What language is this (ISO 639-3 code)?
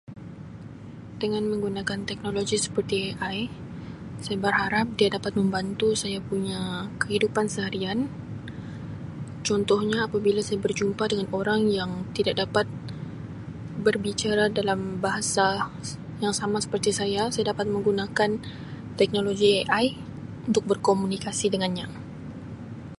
msi